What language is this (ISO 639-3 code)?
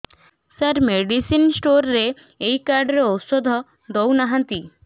ori